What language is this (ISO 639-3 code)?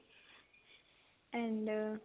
pan